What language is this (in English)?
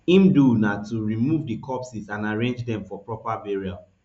Nigerian Pidgin